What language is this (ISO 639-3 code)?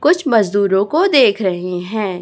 hin